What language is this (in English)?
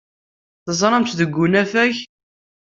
Kabyle